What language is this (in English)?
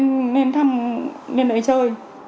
Vietnamese